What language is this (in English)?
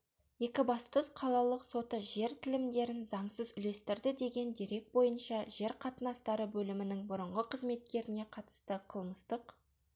Kazakh